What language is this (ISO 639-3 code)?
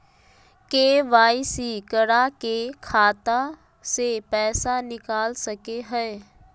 mag